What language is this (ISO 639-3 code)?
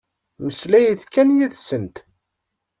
kab